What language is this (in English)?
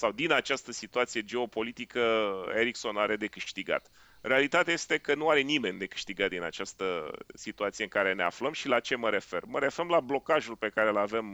Romanian